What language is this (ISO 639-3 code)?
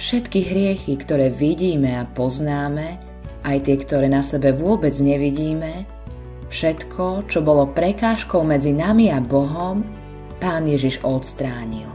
slk